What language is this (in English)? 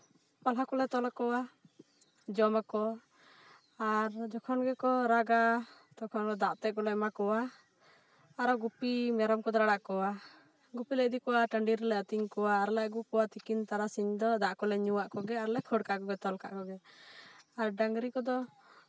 Santali